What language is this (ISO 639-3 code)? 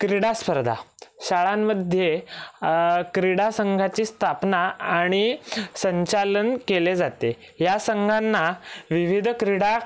mar